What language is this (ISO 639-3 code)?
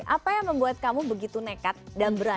ind